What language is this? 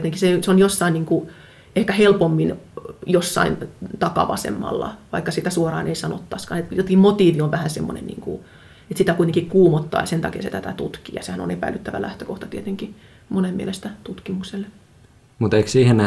Finnish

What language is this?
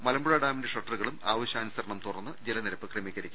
Malayalam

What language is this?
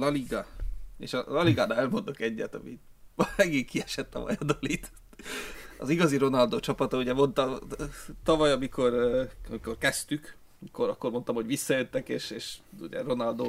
Hungarian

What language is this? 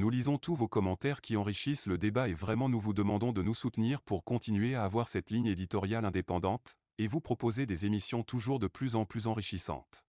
French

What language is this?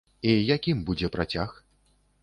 Belarusian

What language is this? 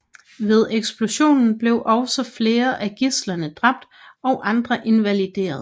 Danish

